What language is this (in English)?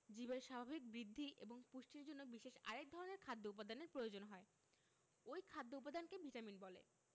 Bangla